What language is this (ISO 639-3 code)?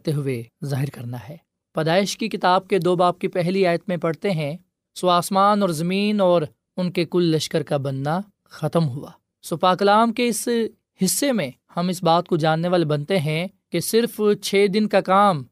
urd